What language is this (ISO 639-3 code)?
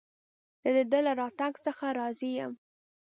pus